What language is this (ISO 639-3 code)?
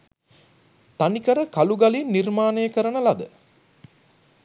sin